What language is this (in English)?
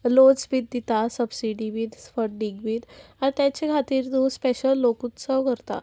Konkani